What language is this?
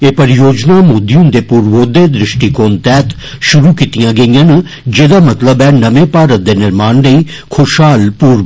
Dogri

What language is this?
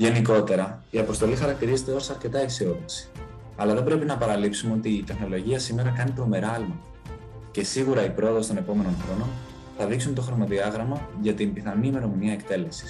Greek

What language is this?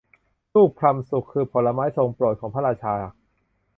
Thai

